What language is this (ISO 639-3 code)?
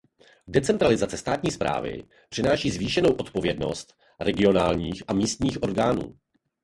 ces